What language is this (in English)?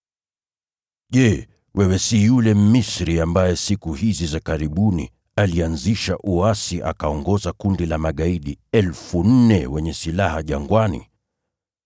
Swahili